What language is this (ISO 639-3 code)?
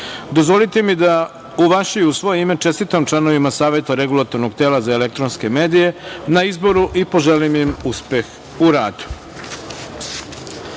srp